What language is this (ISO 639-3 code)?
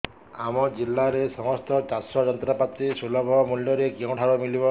ori